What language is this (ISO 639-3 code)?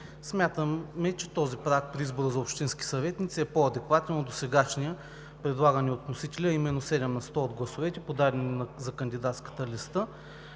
bul